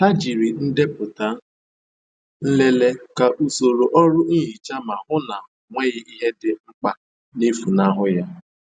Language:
Igbo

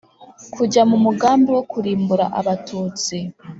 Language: Kinyarwanda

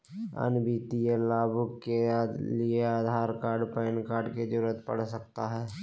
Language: Magahi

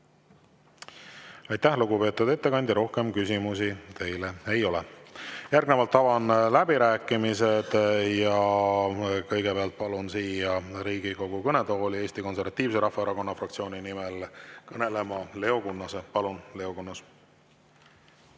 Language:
Estonian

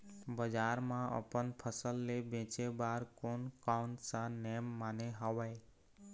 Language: Chhattisgarhi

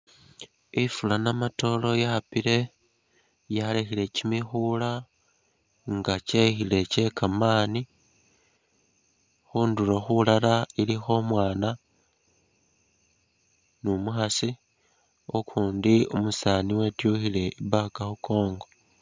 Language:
Masaaba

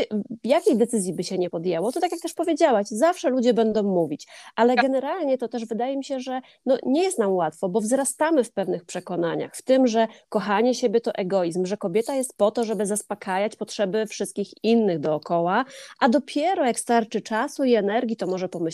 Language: Polish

